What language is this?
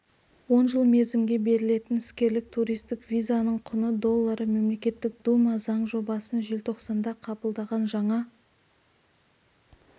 Kazakh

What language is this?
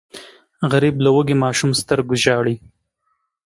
Pashto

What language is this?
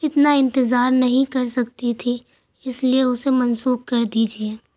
Urdu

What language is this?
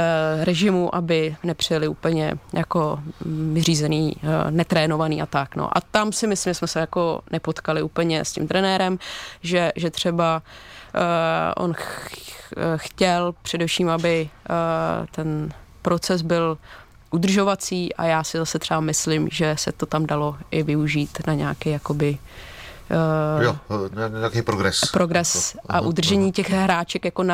Czech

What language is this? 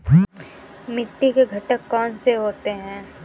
Hindi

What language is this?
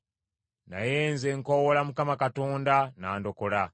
Ganda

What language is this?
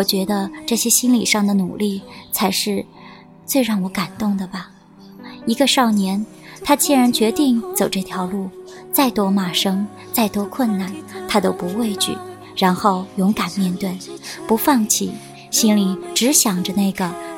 Chinese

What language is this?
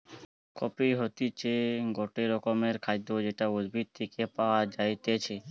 Bangla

